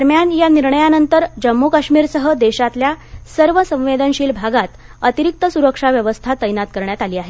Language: Marathi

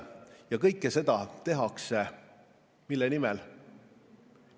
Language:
Estonian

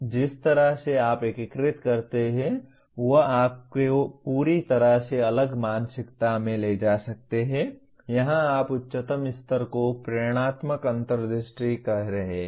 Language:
Hindi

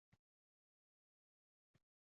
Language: Uzbek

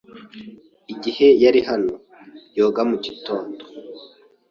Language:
Kinyarwanda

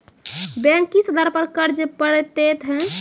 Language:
Maithili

